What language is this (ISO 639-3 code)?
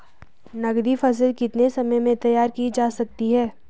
hin